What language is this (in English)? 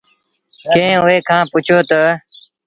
Sindhi Bhil